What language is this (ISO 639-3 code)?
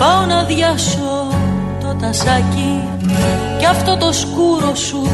ell